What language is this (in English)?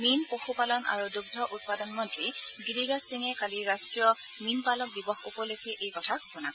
Assamese